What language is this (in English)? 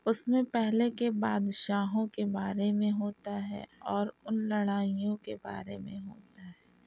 Urdu